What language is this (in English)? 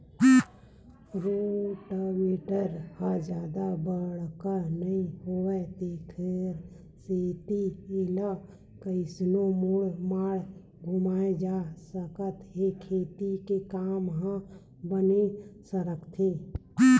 Chhattisgarhi